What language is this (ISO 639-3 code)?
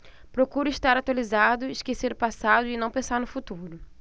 por